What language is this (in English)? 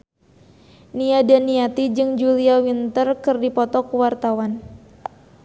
Sundanese